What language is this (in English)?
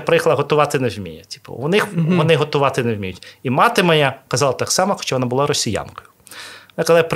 Ukrainian